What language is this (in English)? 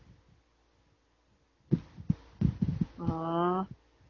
Tamil